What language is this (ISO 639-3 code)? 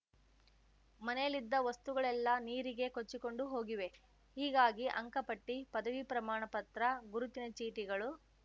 kan